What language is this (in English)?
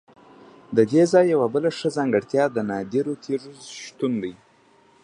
Pashto